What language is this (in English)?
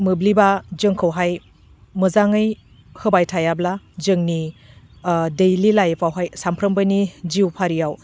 Bodo